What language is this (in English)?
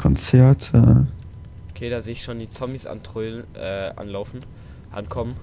German